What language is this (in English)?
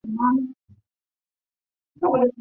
Chinese